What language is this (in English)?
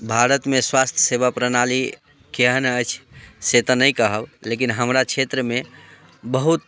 Maithili